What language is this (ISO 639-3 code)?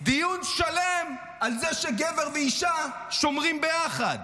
heb